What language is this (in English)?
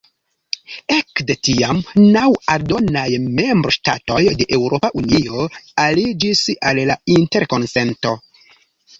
Esperanto